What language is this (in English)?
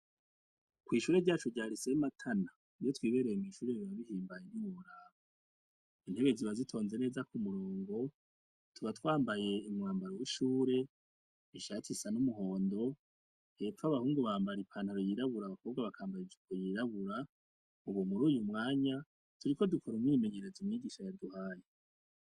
Rundi